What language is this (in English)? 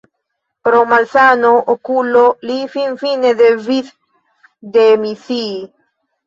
Esperanto